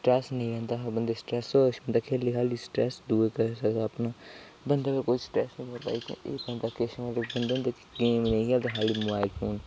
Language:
Dogri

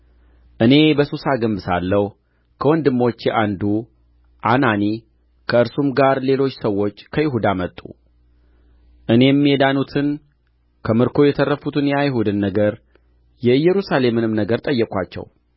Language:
Amharic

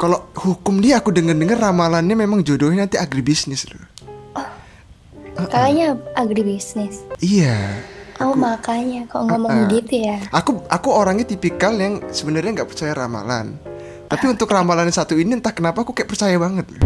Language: Indonesian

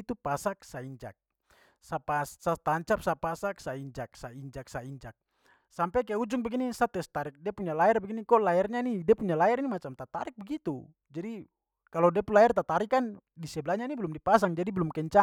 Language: Papuan Malay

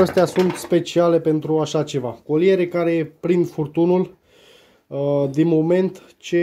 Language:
Romanian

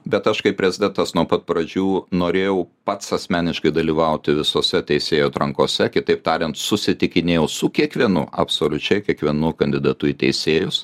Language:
Lithuanian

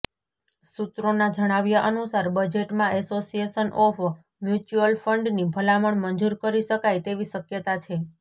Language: Gujarati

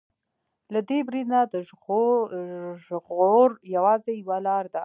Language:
Pashto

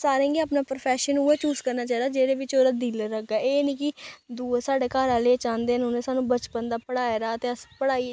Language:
Dogri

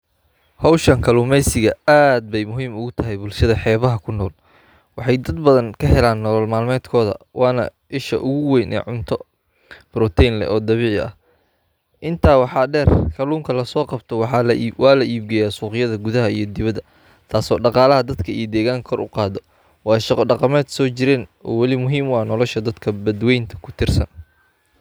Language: Somali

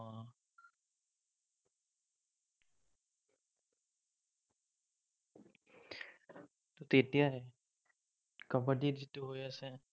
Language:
Assamese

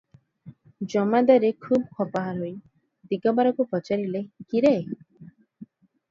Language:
Odia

